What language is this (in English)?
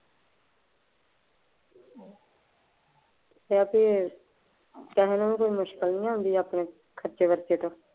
Punjabi